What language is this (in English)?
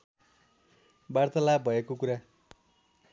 Nepali